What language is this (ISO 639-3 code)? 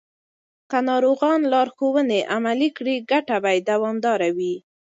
pus